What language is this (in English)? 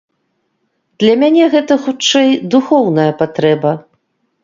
Belarusian